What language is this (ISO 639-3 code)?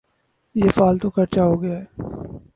urd